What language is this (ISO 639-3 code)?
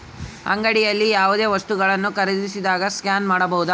kan